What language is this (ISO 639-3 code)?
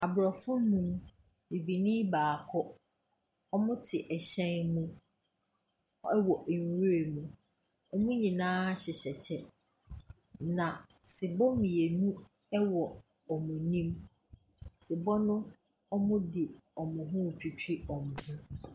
aka